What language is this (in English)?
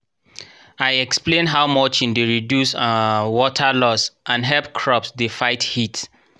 Nigerian Pidgin